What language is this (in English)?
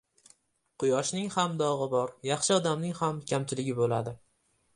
Uzbek